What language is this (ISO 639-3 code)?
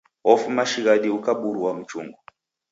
dav